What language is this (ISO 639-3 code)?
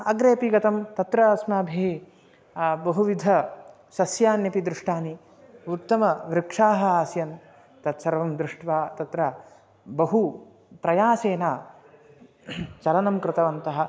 san